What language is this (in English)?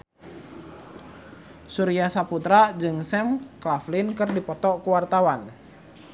Sundanese